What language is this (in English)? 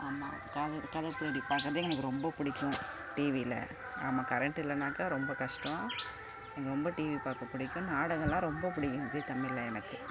Tamil